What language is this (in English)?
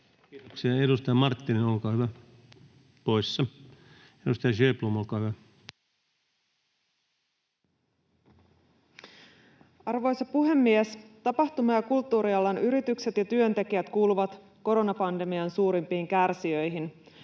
Finnish